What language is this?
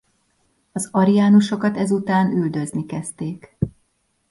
Hungarian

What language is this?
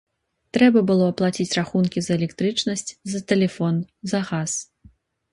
Belarusian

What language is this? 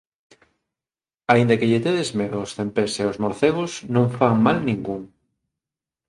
Galician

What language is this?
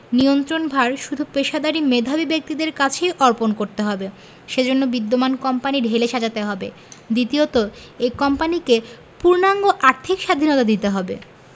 Bangla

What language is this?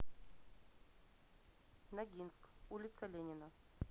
Russian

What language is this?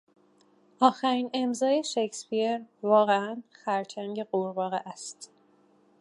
Persian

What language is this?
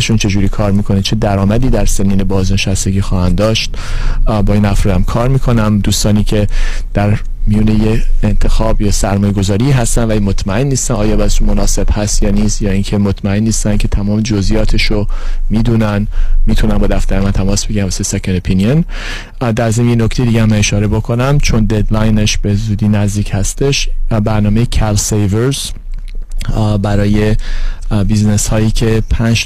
Persian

